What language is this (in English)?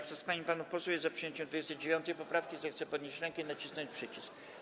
Polish